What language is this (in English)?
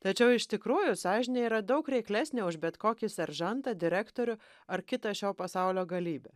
Lithuanian